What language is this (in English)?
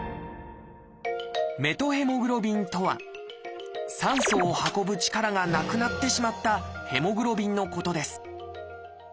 Japanese